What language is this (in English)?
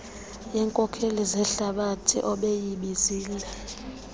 Xhosa